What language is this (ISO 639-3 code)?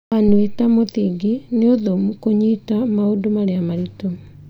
kik